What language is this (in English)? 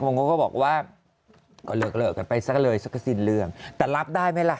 Thai